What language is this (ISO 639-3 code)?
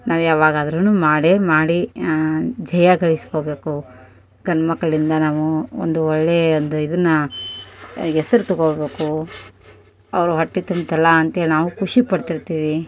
kan